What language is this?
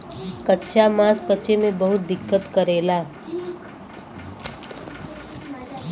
Bhojpuri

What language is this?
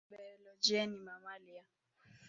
Swahili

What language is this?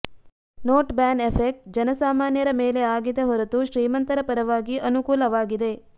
Kannada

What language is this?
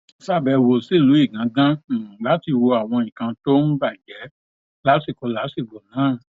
Yoruba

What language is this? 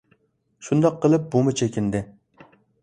Uyghur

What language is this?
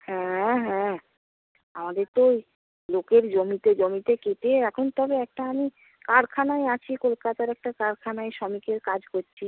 Bangla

